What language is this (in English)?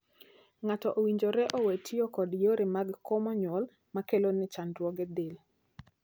Luo (Kenya and Tanzania)